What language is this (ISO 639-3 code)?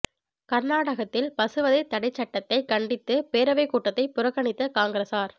tam